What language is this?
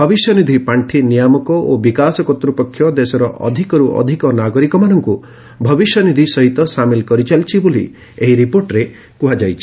Odia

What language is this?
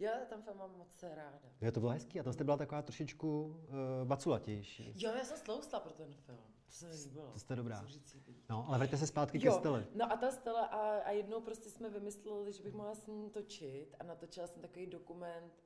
Czech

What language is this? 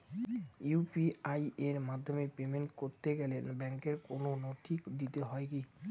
Bangla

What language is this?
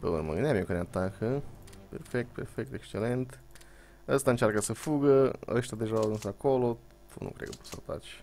Romanian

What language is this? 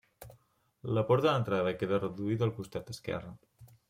Catalan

